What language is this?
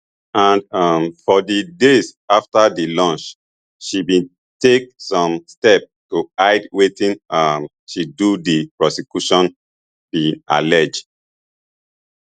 Nigerian Pidgin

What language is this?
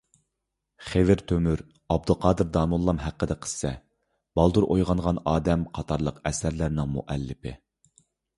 Uyghur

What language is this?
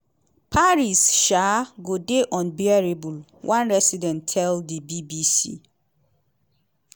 Nigerian Pidgin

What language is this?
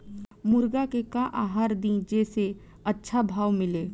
Bhojpuri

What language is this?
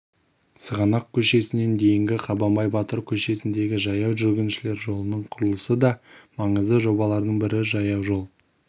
Kazakh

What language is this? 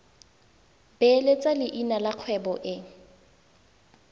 Tswana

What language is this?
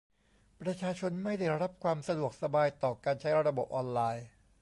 Thai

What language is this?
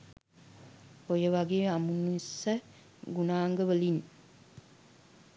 Sinhala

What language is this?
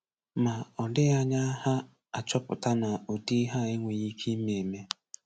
Igbo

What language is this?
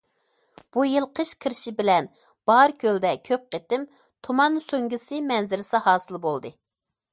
Uyghur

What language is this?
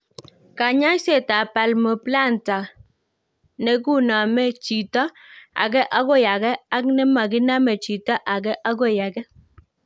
Kalenjin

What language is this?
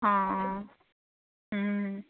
Assamese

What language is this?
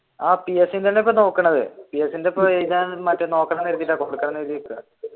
Malayalam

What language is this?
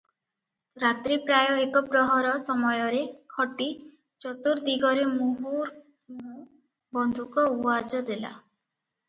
Odia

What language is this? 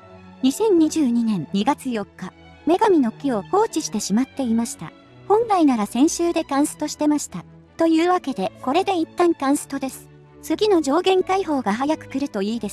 Japanese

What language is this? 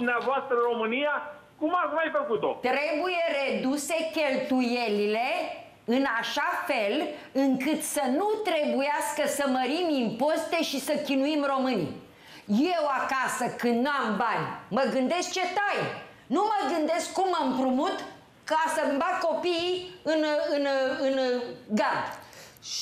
Romanian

